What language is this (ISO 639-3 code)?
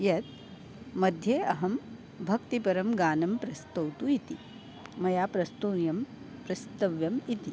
san